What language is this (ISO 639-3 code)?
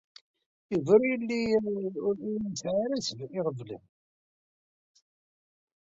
kab